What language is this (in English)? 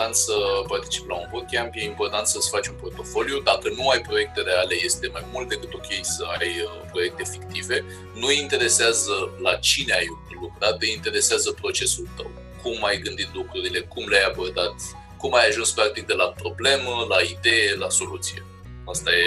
Romanian